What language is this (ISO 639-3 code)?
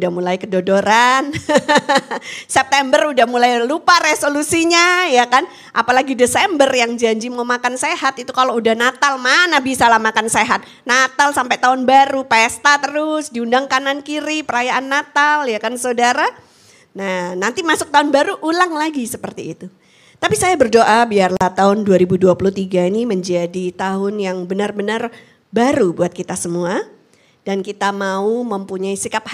ind